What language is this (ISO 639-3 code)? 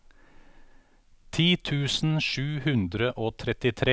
nor